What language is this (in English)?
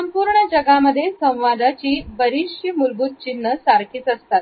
Marathi